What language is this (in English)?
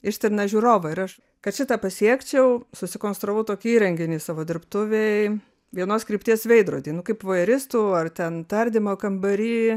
Lithuanian